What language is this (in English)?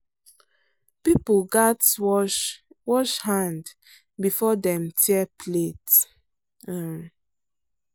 Nigerian Pidgin